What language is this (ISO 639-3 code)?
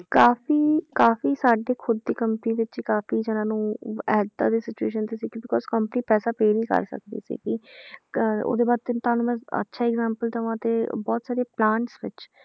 pan